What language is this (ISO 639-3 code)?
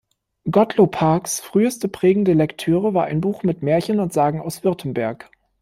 deu